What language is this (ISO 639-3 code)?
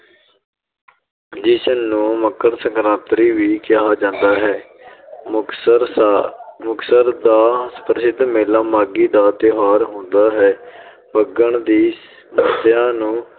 pan